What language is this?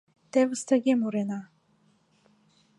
Mari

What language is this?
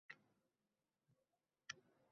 Uzbek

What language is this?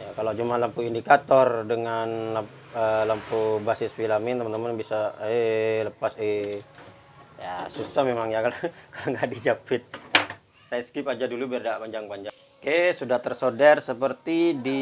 Indonesian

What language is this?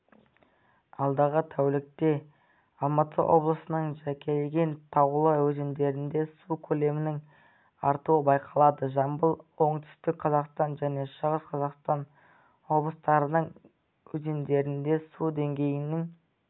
Kazakh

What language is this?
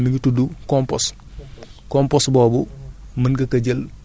Wolof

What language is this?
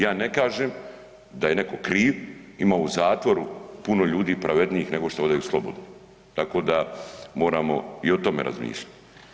Croatian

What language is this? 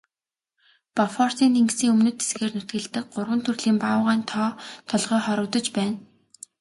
Mongolian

